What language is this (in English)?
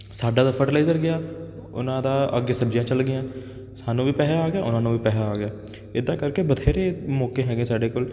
Punjabi